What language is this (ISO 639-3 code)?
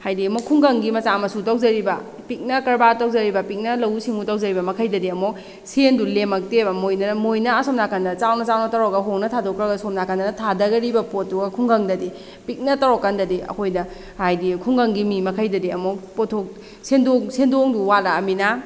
mni